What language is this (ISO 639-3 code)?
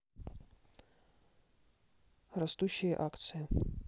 rus